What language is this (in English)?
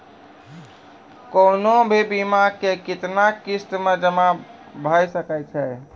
Maithili